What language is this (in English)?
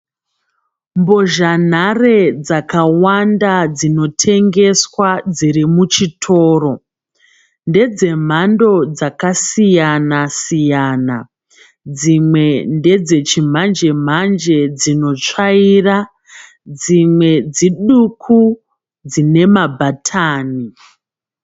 Shona